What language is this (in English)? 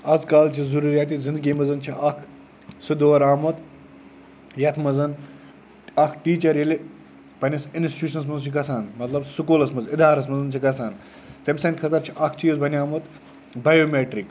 Kashmiri